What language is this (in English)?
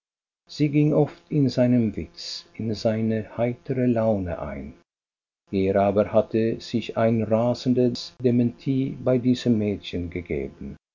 German